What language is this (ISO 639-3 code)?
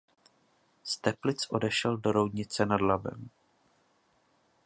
ces